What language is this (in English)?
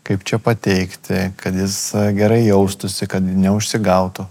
Lithuanian